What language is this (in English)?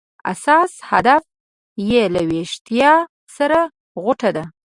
Pashto